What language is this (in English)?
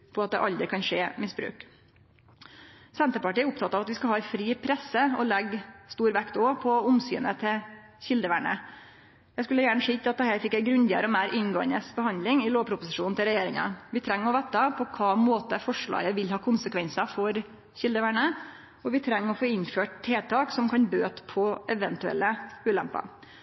Norwegian Nynorsk